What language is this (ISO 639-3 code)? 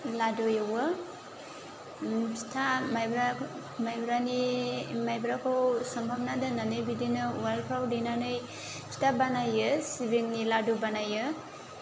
brx